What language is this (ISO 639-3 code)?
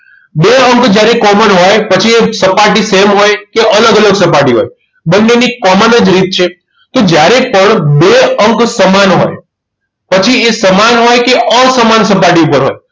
guj